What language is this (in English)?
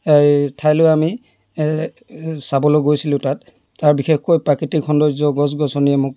Assamese